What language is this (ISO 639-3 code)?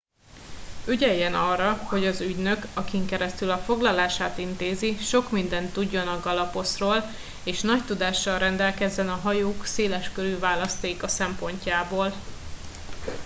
hun